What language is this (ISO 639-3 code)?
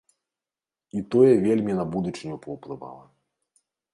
bel